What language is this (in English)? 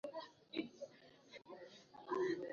Swahili